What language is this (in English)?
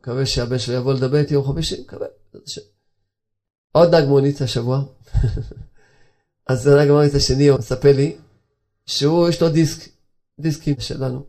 Hebrew